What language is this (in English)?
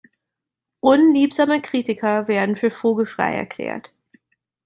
German